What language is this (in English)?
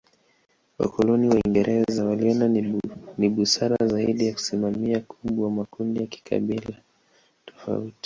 Swahili